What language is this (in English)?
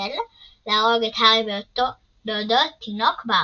Hebrew